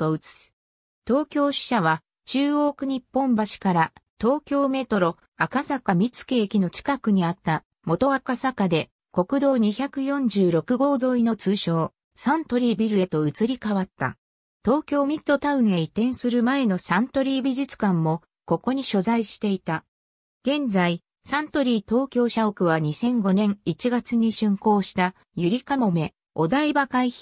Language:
Japanese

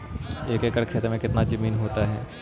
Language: Magahi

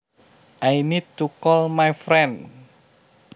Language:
Javanese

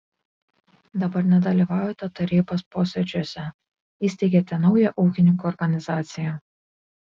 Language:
Lithuanian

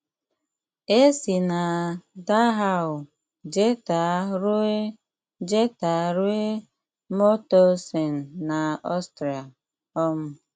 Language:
Igbo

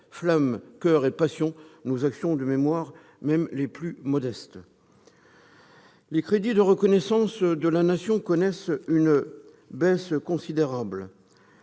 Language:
French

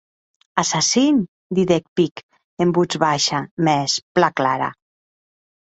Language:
Occitan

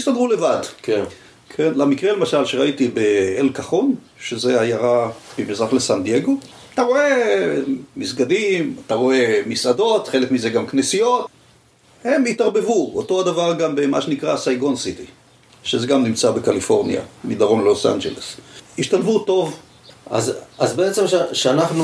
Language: Hebrew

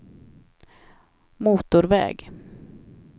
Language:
Swedish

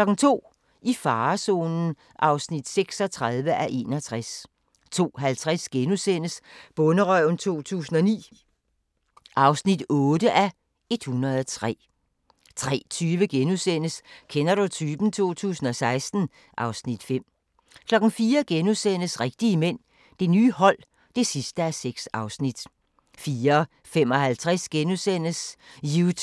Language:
Danish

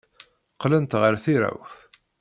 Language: Kabyle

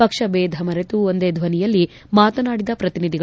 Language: Kannada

